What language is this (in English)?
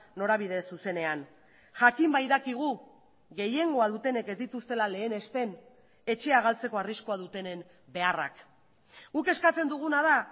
Basque